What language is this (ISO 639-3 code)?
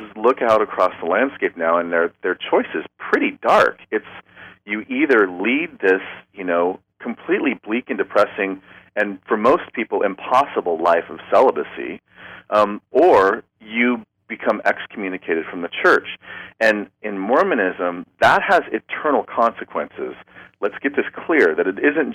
eng